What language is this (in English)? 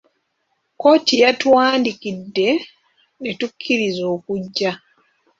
Ganda